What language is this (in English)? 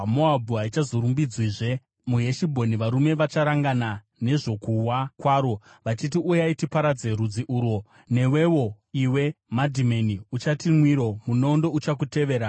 Shona